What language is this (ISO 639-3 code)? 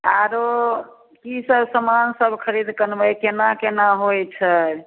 mai